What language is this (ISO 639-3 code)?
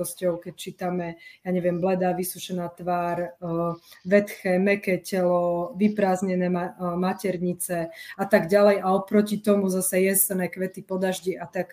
slk